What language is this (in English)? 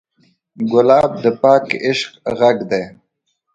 Pashto